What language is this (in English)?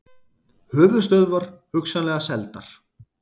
Icelandic